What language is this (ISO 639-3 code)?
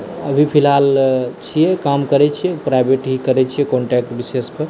mai